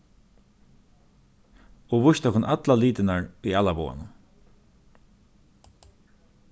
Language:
Faroese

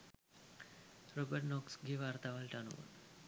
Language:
Sinhala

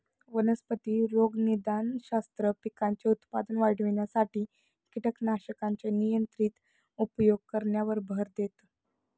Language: Marathi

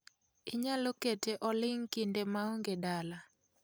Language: Luo (Kenya and Tanzania)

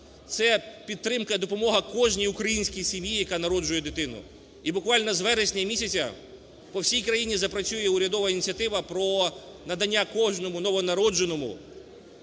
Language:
Ukrainian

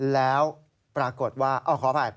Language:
Thai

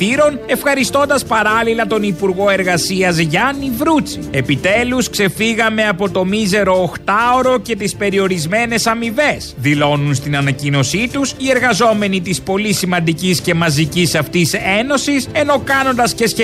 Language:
Greek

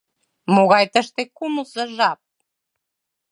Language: Mari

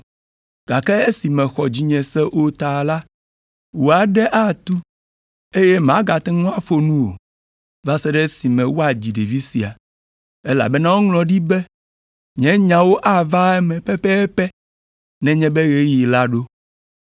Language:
Ewe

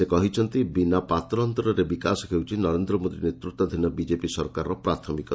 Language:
Odia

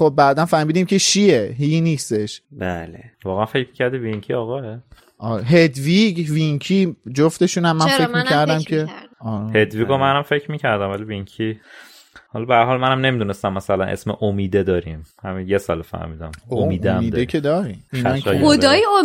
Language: Persian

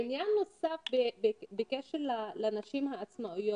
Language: Hebrew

